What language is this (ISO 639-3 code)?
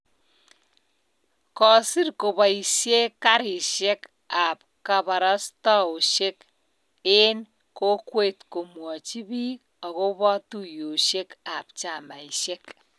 kln